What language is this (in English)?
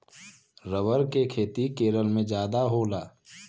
Bhojpuri